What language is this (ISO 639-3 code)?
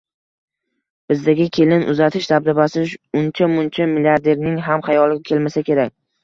uzb